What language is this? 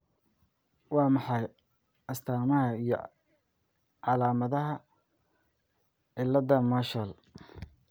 Somali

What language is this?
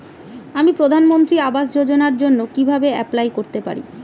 Bangla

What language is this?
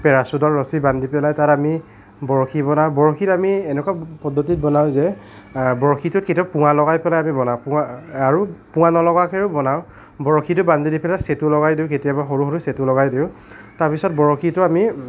Assamese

